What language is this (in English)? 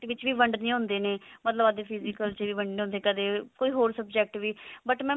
Punjabi